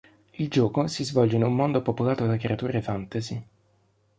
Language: Italian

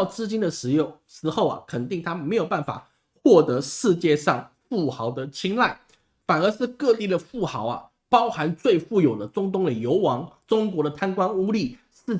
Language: Chinese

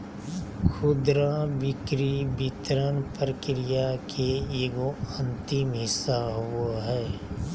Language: Magahi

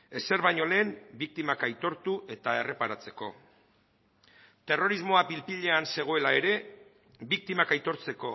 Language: Basque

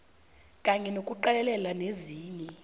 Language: South Ndebele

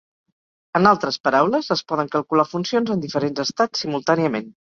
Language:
Catalan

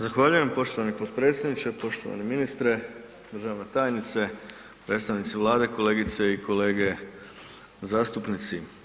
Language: Croatian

